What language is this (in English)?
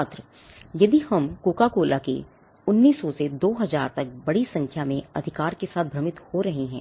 Hindi